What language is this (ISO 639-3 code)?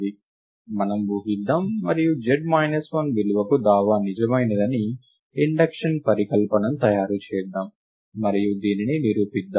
tel